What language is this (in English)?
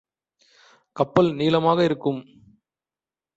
Tamil